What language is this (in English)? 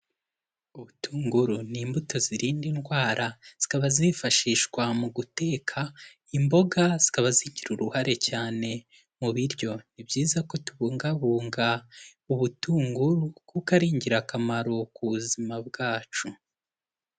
Kinyarwanda